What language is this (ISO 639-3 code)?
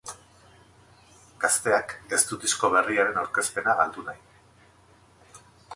eus